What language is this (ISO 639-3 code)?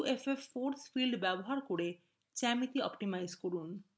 ben